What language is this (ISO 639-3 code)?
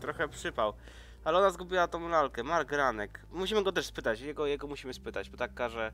pol